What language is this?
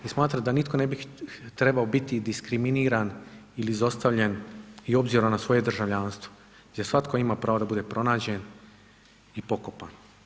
Croatian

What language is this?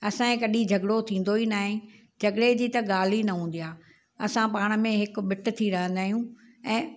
Sindhi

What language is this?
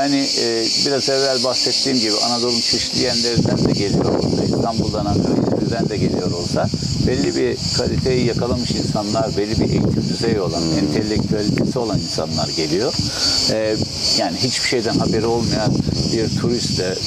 Turkish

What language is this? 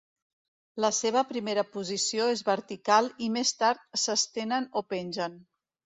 Catalan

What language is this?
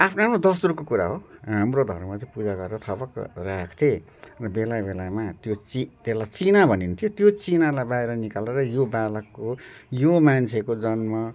Nepali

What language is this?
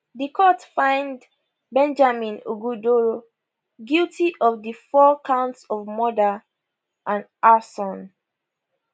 Nigerian Pidgin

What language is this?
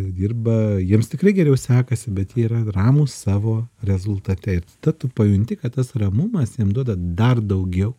Lithuanian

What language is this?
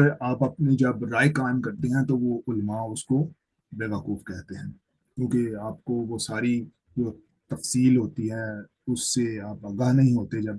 Urdu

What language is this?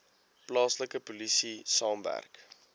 Afrikaans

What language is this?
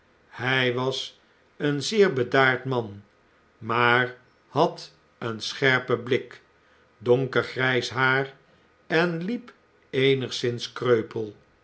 Dutch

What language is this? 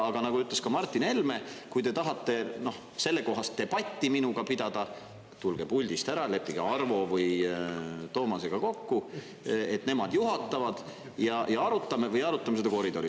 Estonian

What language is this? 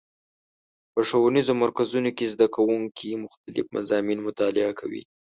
Pashto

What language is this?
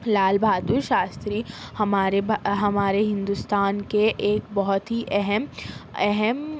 Urdu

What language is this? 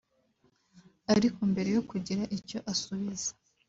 Kinyarwanda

